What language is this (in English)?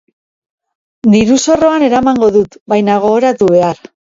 Basque